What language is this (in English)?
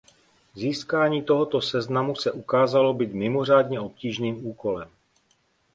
Czech